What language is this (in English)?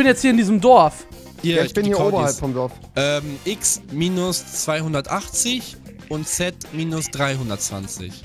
German